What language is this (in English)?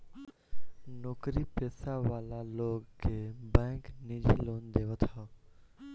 Bhojpuri